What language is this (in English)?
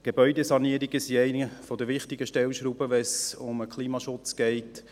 Swiss German